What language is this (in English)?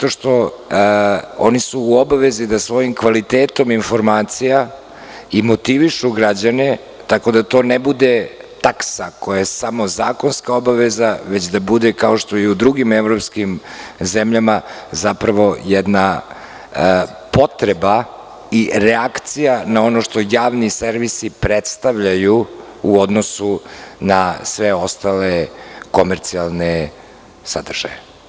Serbian